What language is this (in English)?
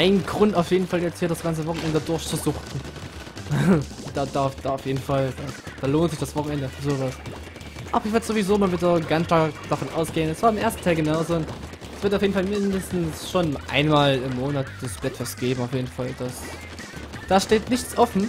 German